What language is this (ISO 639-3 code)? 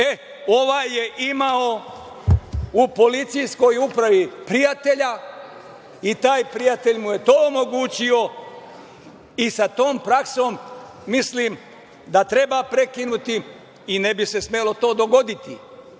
srp